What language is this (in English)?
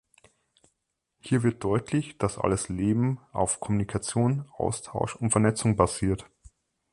German